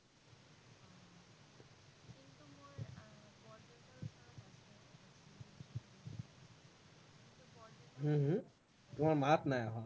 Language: Assamese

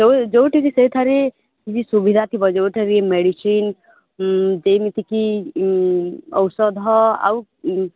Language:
Odia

